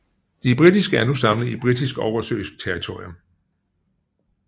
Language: Danish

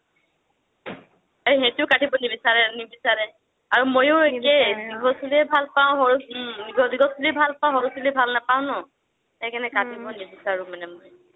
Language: Assamese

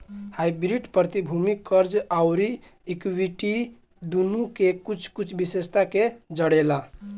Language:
Bhojpuri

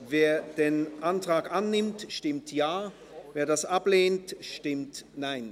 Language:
Swiss German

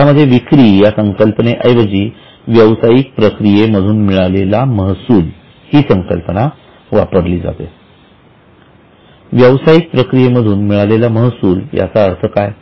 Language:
Marathi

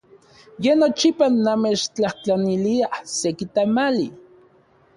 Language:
Central Puebla Nahuatl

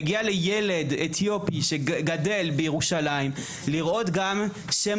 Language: Hebrew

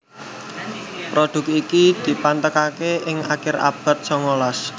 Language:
Javanese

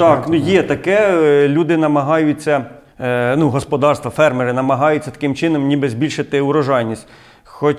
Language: Ukrainian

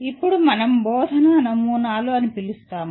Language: Telugu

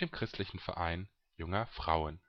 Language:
German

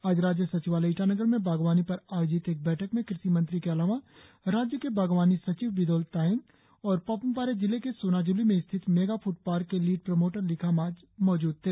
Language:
Hindi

